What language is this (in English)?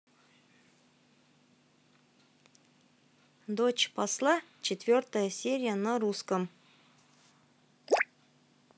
Russian